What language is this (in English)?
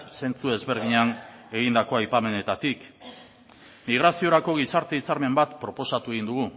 Basque